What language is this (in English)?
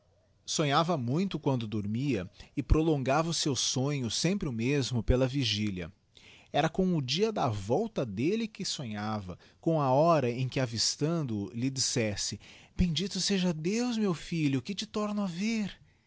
Portuguese